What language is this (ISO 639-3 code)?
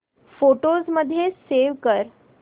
mar